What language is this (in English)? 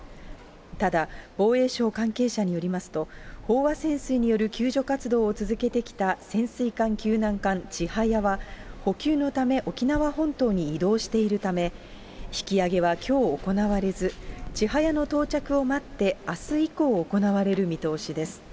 Japanese